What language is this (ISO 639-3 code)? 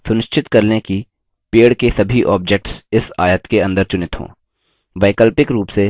hin